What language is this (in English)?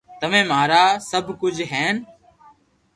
Loarki